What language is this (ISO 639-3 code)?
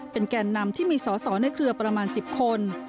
tha